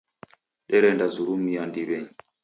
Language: Taita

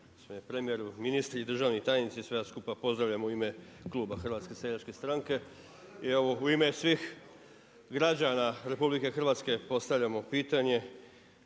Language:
Croatian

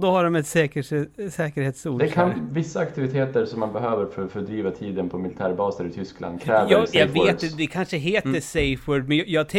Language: Swedish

